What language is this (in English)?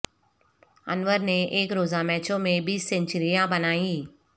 Urdu